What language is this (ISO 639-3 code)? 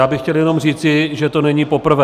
ces